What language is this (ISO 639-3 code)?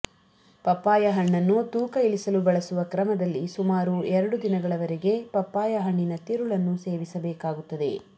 kan